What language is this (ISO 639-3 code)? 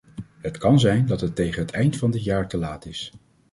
nld